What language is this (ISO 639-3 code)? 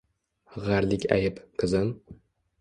uzb